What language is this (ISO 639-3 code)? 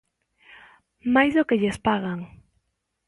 glg